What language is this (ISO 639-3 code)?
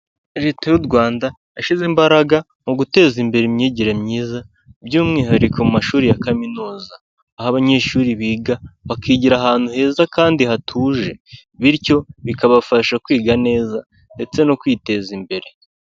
kin